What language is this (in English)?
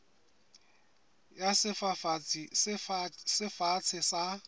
Southern Sotho